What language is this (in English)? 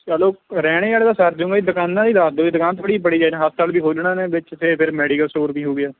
Punjabi